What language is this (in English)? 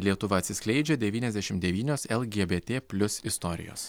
Lithuanian